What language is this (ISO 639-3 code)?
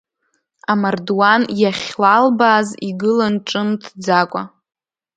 abk